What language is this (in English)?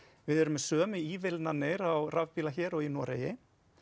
Icelandic